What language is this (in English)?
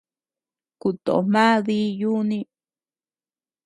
Tepeuxila Cuicatec